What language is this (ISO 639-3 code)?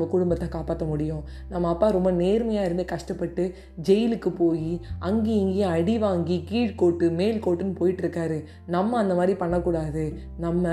tam